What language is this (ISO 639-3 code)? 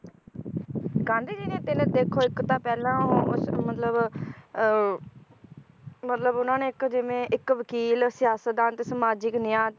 pan